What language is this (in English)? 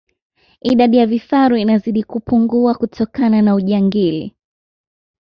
Swahili